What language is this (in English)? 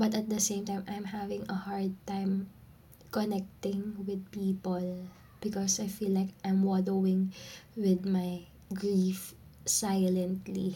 Filipino